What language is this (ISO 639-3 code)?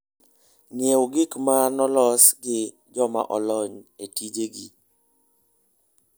luo